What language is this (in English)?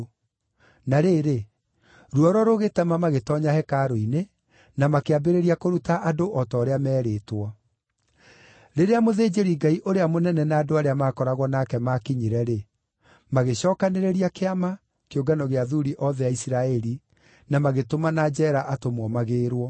Kikuyu